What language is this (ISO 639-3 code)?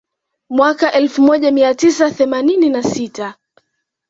swa